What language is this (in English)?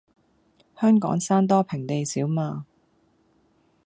Cantonese